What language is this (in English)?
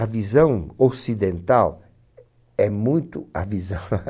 Portuguese